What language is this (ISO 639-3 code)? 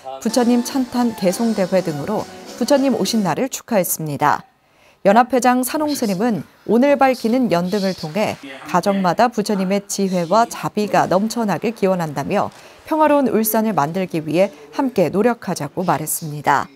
kor